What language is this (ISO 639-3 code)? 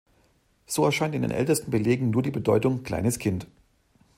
deu